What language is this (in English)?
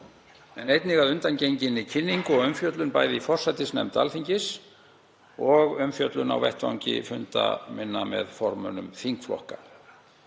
Icelandic